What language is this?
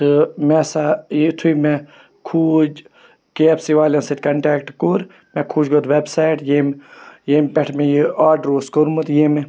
Kashmiri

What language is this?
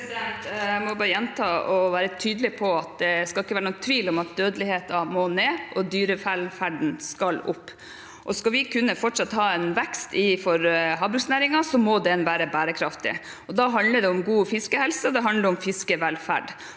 Norwegian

